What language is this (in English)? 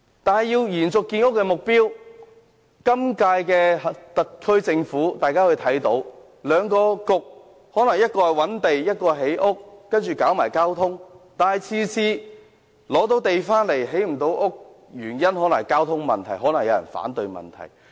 Cantonese